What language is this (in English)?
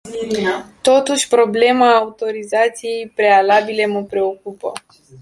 Romanian